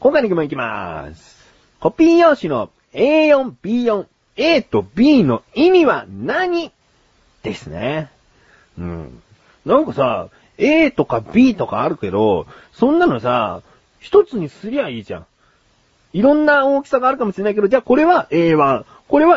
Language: Japanese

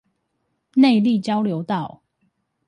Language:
Chinese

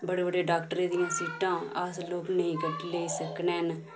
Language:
Dogri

